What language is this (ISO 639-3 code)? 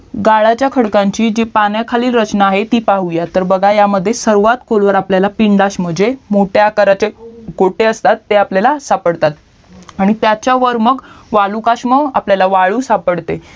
mar